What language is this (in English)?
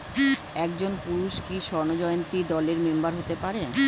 Bangla